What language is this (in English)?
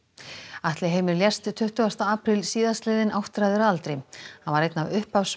Icelandic